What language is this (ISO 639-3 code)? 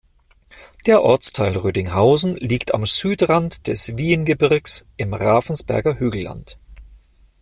deu